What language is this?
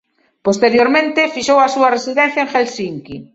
Galician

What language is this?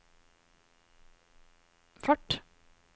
Norwegian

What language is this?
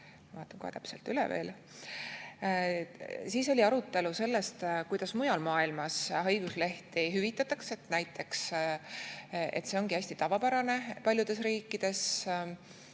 Estonian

